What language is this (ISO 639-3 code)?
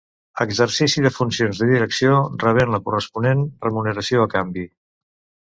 cat